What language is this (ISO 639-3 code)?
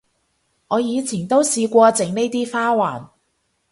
yue